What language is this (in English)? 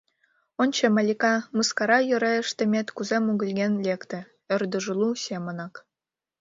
Mari